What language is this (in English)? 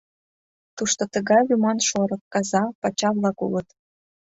Mari